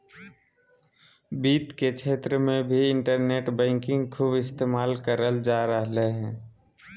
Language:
Magahi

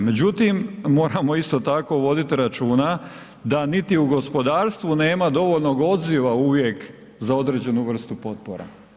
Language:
Croatian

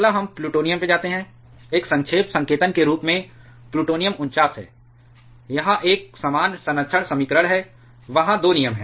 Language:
Hindi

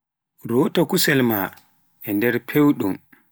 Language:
Pular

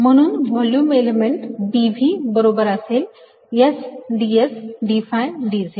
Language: Marathi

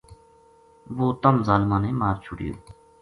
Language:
Gujari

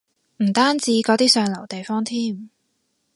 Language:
Cantonese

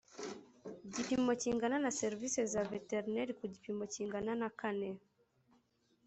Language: Kinyarwanda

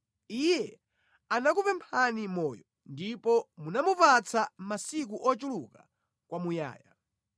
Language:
Nyanja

